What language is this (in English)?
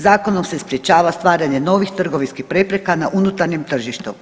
Croatian